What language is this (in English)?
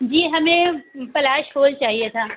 Urdu